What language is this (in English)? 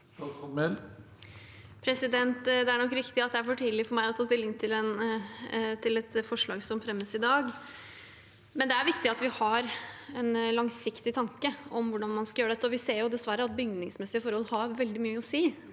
Norwegian